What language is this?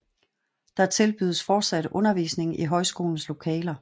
Danish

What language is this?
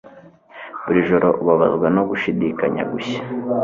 Kinyarwanda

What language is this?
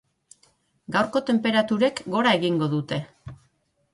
Basque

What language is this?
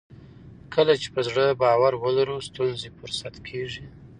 Pashto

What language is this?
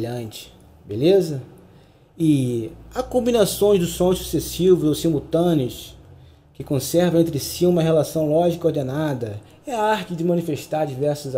Portuguese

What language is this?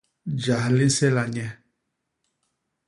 Basaa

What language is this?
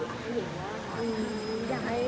Thai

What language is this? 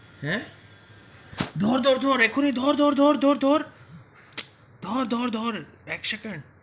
Bangla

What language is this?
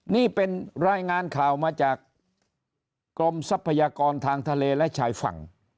Thai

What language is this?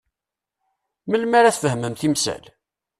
Kabyle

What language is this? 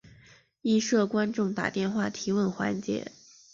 Chinese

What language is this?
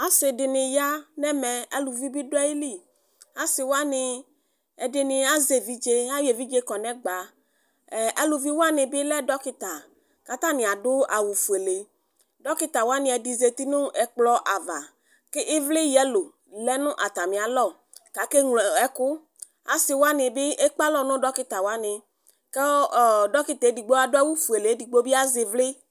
Ikposo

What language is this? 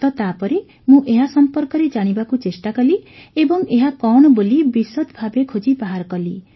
Odia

